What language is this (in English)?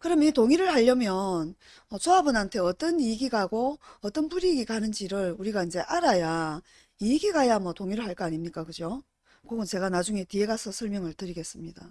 Korean